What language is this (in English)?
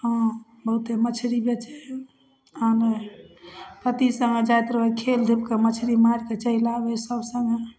Maithili